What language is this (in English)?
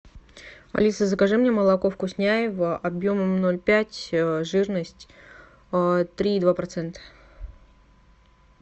Russian